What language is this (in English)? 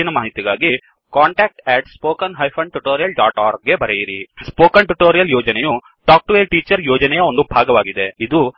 Kannada